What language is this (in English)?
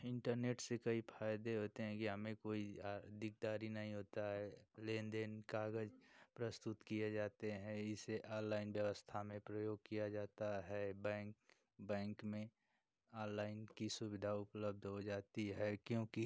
Hindi